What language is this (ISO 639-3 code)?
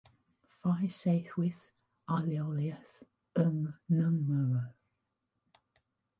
cym